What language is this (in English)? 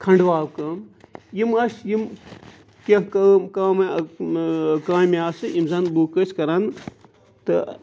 Kashmiri